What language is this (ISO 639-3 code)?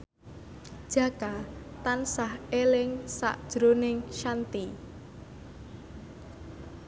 jav